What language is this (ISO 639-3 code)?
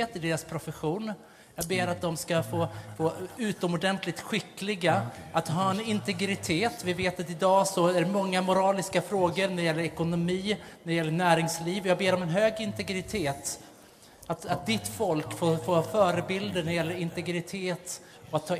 swe